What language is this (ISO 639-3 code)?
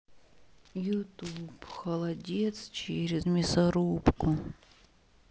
rus